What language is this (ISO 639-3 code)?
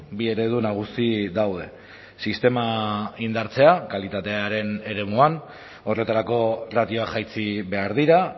eus